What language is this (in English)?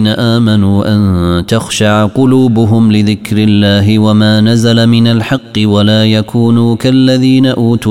Arabic